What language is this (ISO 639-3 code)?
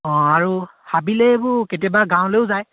asm